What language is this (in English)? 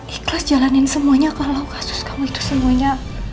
Indonesian